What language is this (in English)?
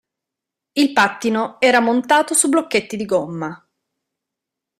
Italian